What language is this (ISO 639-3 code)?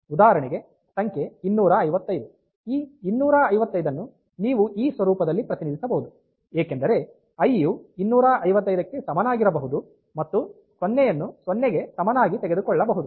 kan